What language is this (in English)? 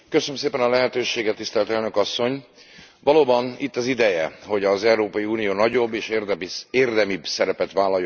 Hungarian